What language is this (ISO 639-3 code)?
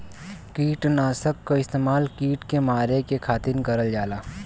bho